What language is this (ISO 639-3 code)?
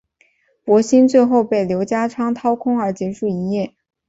zho